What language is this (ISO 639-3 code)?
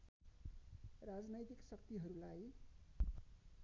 nep